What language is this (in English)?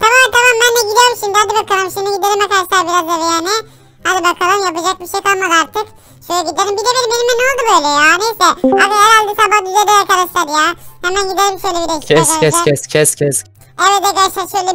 Turkish